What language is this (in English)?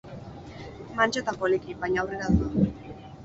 Basque